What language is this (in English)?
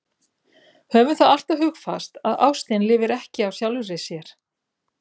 Icelandic